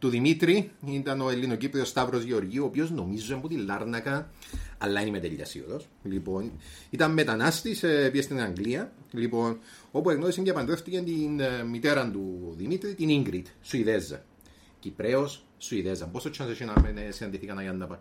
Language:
Greek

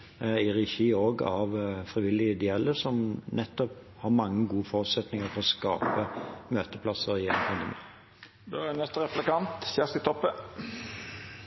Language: Norwegian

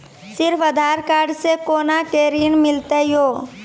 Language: Maithili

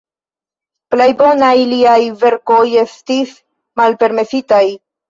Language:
Esperanto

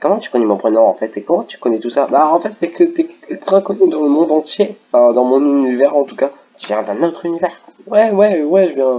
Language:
French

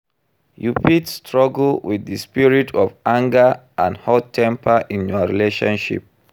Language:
Nigerian Pidgin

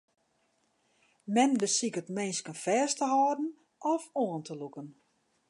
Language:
Western Frisian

